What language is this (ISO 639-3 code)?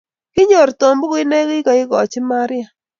kln